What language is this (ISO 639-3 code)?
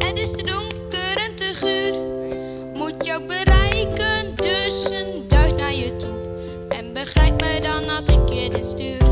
nld